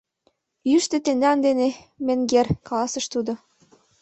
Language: Mari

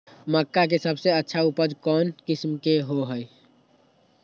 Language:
Magahi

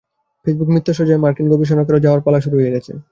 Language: Bangla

